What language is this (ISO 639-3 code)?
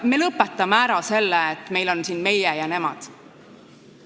est